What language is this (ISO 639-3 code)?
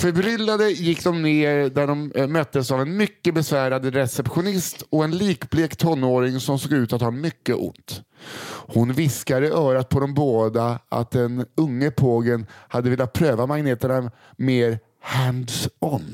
swe